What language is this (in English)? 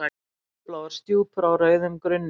Icelandic